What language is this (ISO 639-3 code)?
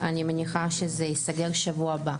heb